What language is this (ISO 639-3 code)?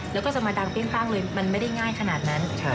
tha